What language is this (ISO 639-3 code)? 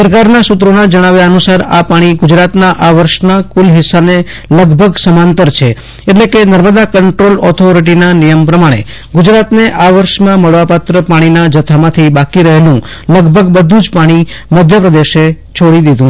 guj